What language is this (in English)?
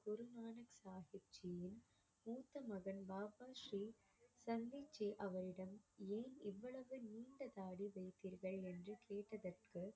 Tamil